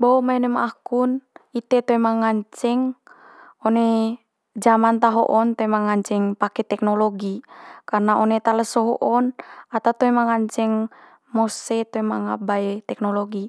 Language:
Manggarai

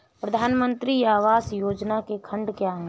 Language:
Hindi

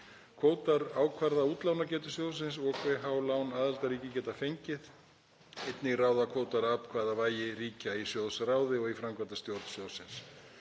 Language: Icelandic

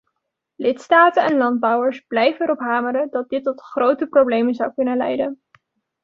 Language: Dutch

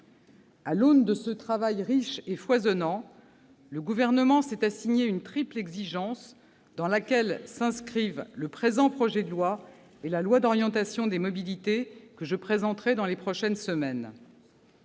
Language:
French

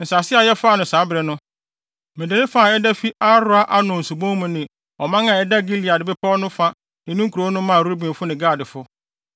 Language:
Akan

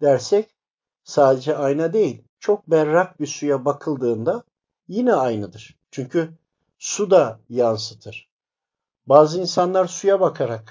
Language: Turkish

